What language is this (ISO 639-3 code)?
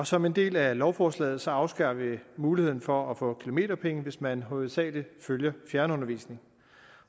dan